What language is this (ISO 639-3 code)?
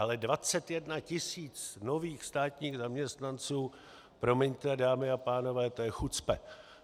ces